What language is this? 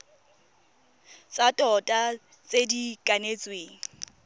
Tswana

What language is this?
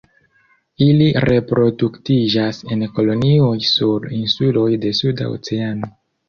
Esperanto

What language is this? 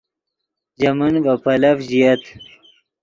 Yidgha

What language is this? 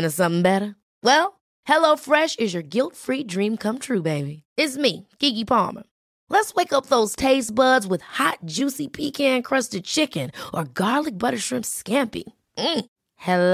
Swedish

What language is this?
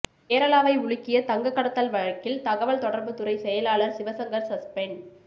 Tamil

